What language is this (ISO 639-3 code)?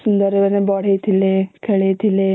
ori